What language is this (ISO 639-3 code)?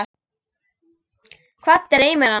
isl